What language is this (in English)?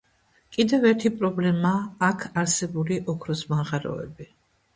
Georgian